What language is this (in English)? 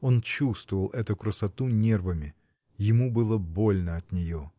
Russian